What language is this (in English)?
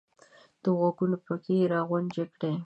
Pashto